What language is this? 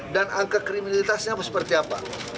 Indonesian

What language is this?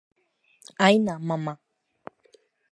Guarani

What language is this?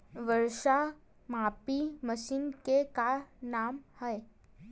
Chhattisgarhi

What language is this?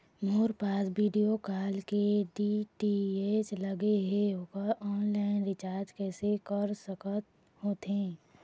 Chhattisgarhi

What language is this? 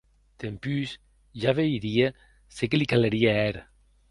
Occitan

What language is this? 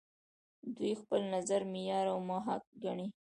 Pashto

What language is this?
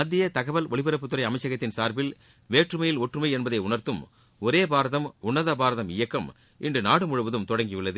Tamil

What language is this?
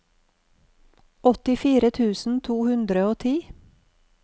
Norwegian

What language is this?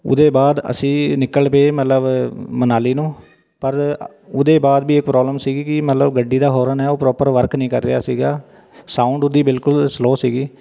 Punjabi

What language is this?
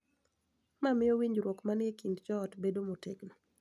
Luo (Kenya and Tanzania)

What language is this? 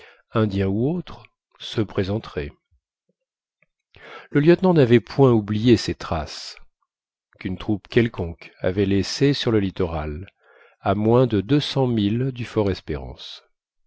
French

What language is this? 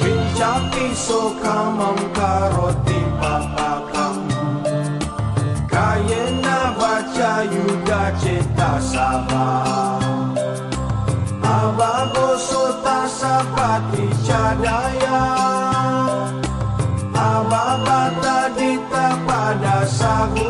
Indonesian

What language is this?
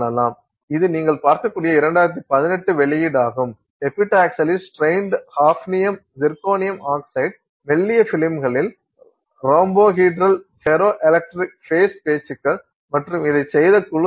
Tamil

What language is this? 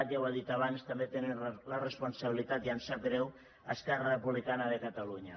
Catalan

